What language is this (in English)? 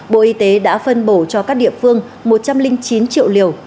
Vietnamese